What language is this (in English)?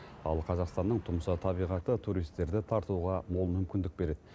Kazakh